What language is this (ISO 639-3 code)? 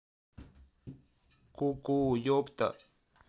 rus